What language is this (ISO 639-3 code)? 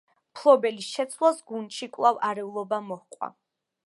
kat